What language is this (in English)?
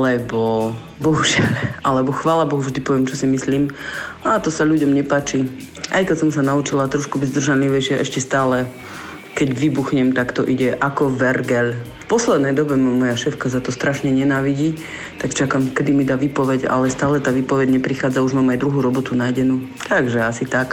Slovak